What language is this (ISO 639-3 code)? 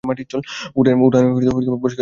ben